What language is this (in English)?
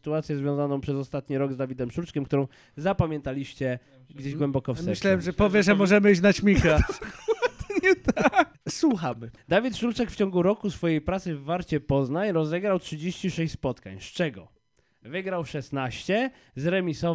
Polish